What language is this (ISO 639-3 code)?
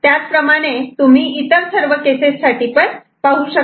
mar